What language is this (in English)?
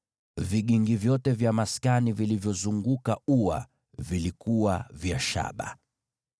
Swahili